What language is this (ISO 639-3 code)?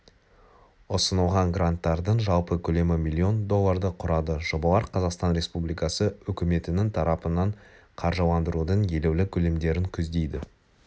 kaz